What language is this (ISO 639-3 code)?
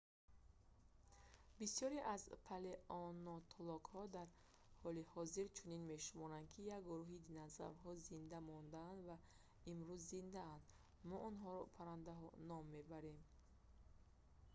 tgk